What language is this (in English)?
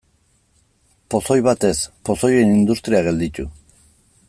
Basque